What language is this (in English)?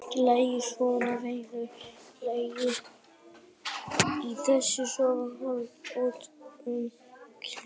Icelandic